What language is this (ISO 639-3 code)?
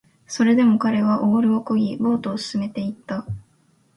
jpn